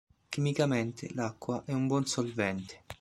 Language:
Italian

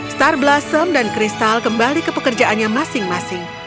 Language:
Indonesian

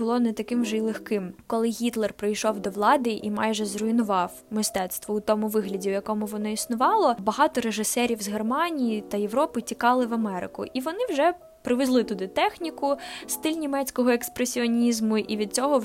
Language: Ukrainian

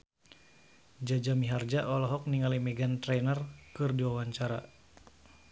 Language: Sundanese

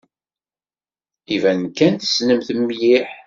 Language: Kabyle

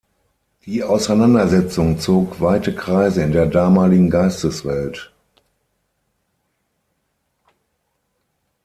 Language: German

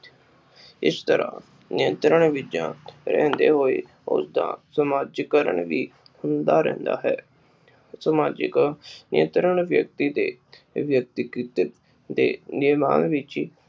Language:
Punjabi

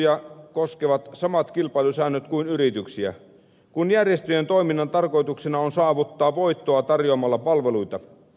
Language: Finnish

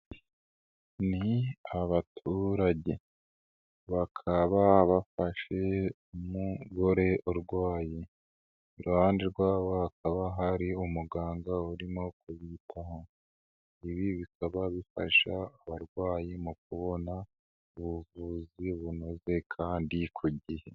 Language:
Kinyarwanda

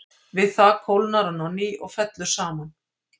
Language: Icelandic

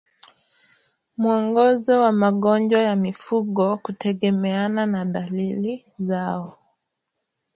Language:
Swahili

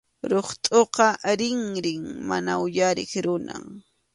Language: Arequipa-La Unión Quechua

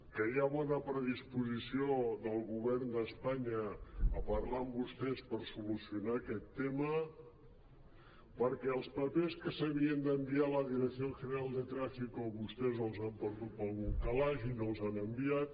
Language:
Catalan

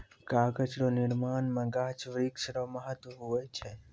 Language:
Maithili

